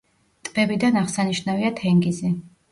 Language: Georgian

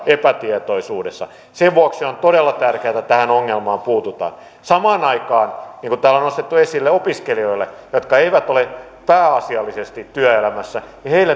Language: Finnish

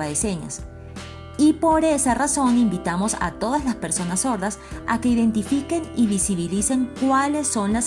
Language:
Spanish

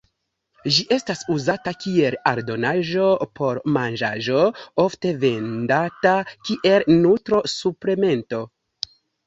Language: Esperanto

